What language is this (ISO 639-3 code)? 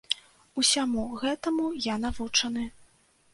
bel